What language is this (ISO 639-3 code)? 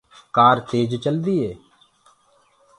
ggg